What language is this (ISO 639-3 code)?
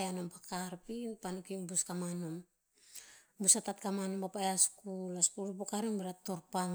tpz